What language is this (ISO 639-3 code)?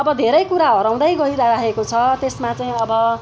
nep